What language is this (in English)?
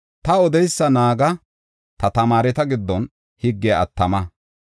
Gofa